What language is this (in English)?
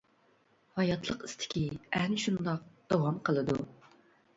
Uyghur